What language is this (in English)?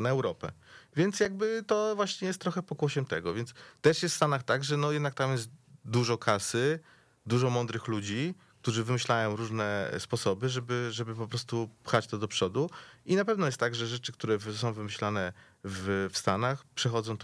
Polish